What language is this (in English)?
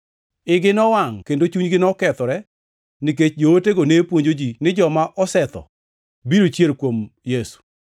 Luo (Kenya and Tanzania)